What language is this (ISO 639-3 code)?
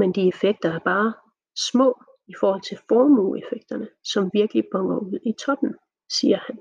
dan